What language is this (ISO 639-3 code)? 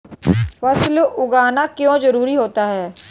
hin